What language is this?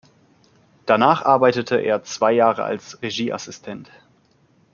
German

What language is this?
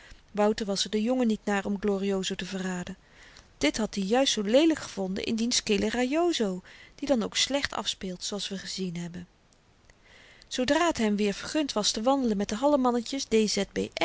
Dutch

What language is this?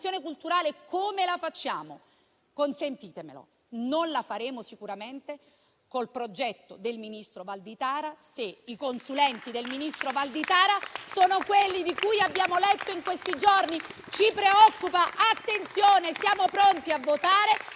Italian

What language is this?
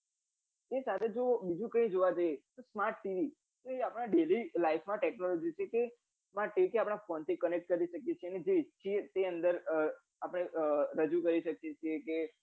Gujarati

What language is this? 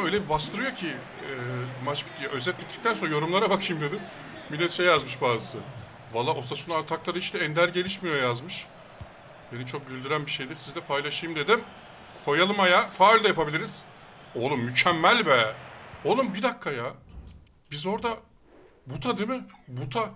Turkish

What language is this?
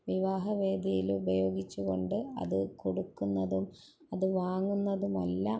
Malayalam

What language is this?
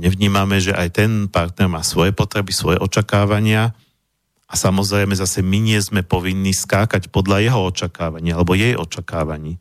Slovak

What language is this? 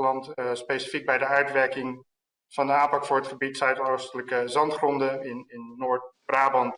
Dutch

